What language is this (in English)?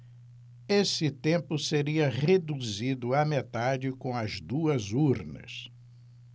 Portuguese